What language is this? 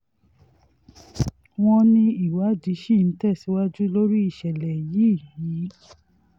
Yoruba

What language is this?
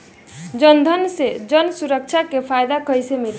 Bhojpuri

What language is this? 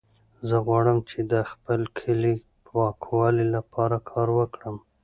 Pashto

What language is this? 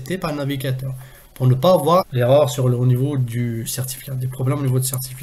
French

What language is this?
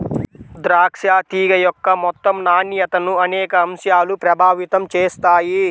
Telugu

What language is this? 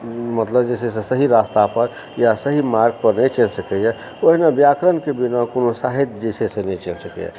Maithili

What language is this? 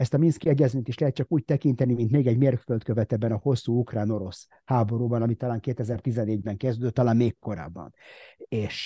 Hungarian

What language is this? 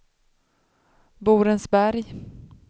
Swedish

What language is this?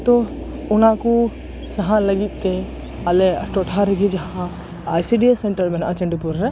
Santali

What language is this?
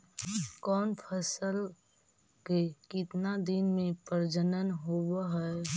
Magahi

